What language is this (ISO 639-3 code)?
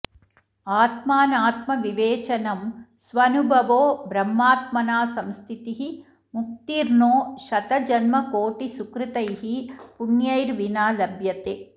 san